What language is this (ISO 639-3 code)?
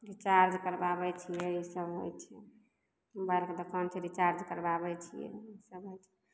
mai